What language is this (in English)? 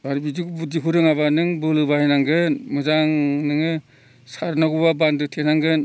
Bodo